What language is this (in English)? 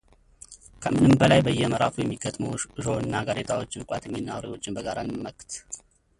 Amharic